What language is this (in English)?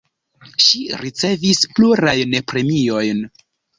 Esperanto